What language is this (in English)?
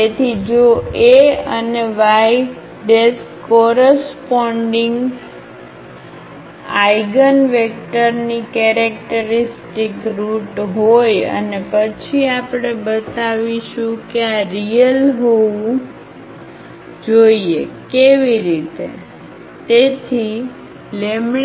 Gujarati